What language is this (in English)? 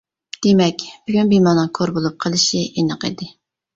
Uyghur